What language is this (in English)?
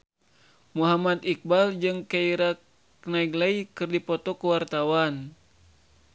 Sundanese